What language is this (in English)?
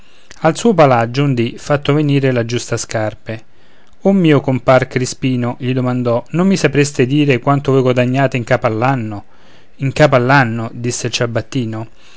Italian